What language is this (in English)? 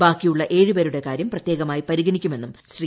Malayalam